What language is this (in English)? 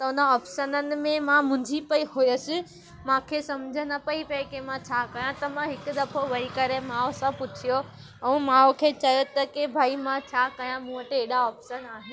Sindhi